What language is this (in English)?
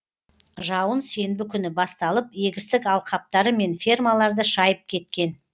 Kazakh